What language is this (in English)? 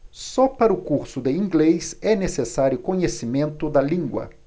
Portuguese